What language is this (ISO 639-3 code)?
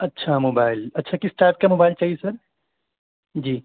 urd